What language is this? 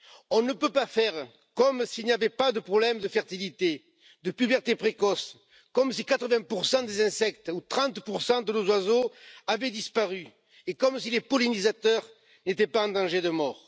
French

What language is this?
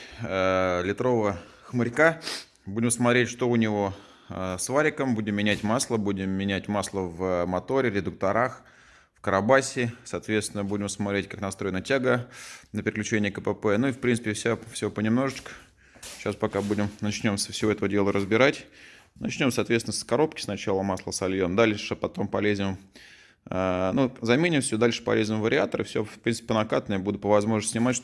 Russian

